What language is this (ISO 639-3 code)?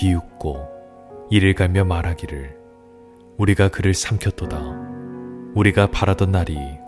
kor